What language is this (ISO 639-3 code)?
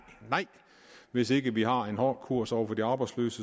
dan